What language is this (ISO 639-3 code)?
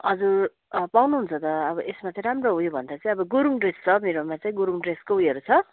nep